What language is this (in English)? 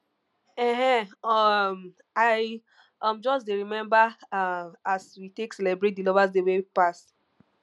Nigerian Pidgin